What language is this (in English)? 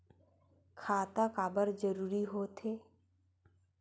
Chhattisgarhi